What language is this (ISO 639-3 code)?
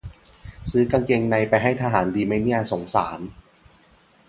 tha